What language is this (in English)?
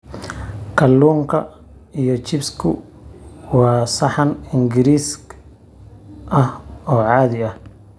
Somali